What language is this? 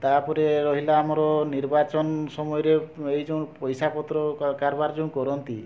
Odia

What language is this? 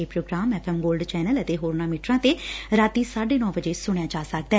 Punjabi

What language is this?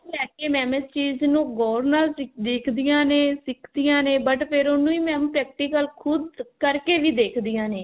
Punjabi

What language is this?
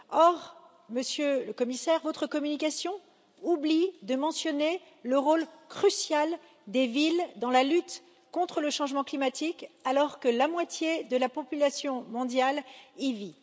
French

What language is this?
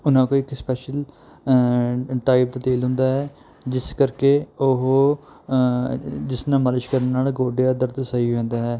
Punjabi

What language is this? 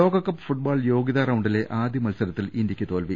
Malayalam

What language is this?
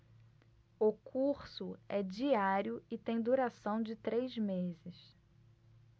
Portuguese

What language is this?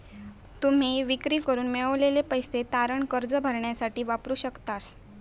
Marathi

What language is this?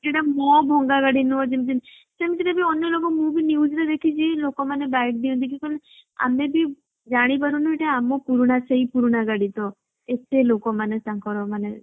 Odia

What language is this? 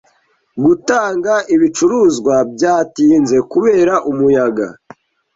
Kinyarwanda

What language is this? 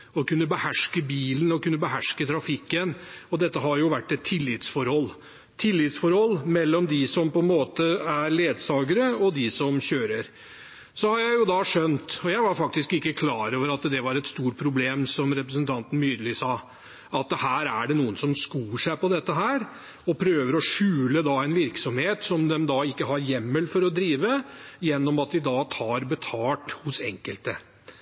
Norwegian Bokmål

